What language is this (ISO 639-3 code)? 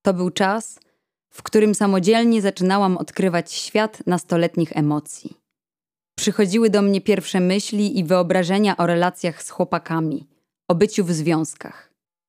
pol